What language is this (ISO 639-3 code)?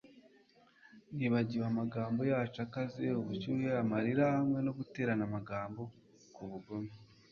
kin